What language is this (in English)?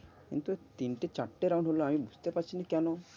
Bangla